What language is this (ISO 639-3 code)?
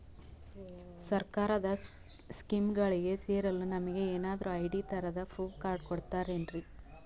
kan